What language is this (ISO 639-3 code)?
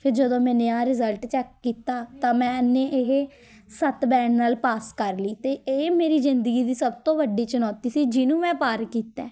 pan